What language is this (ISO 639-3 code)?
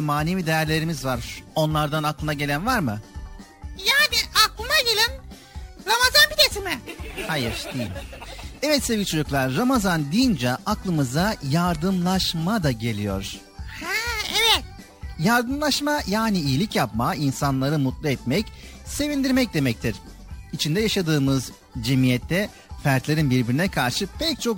tur